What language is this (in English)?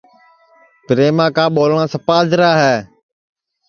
Sansi